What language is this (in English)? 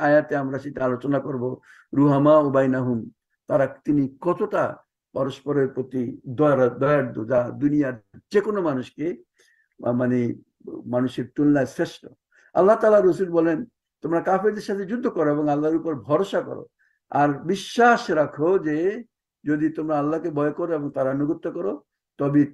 Arabic